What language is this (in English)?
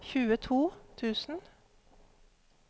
Norwegian